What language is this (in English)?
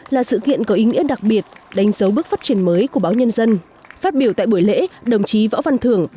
Vietnamese